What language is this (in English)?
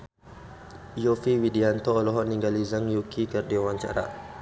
Sundanese